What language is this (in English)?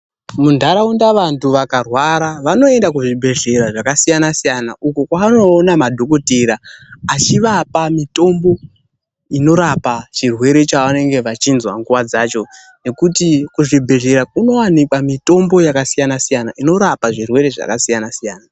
Ndau